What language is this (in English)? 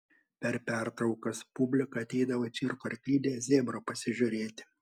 Lithuanian